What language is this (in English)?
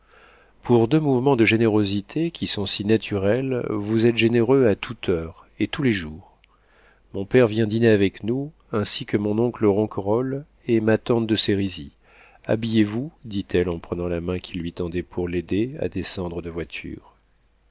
French